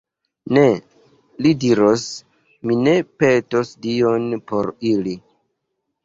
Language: Esperanto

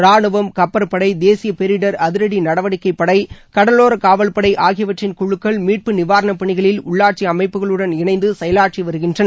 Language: Tamil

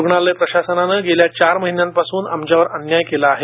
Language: Marathi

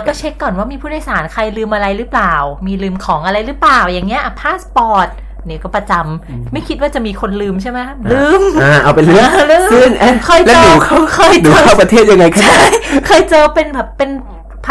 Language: Thai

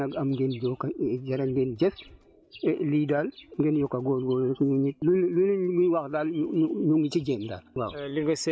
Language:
Wolof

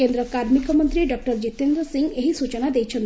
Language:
Odia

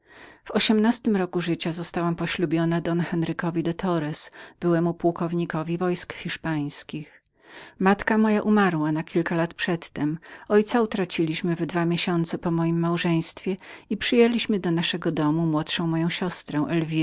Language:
Polish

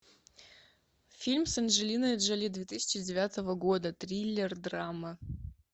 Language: Russian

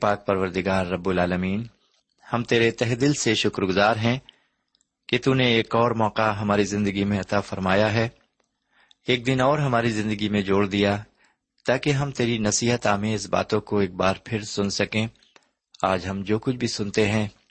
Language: Urdu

